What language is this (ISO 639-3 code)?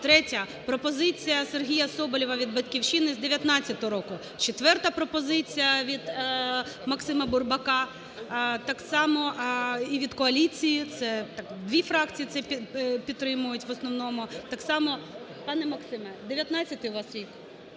ukr